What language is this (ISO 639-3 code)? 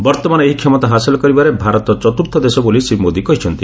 ori